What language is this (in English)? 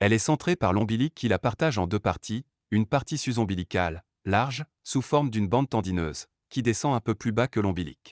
French